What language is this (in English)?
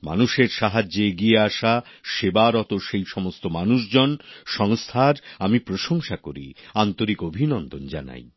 Bangla